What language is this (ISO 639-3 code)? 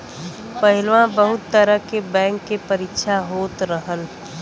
bho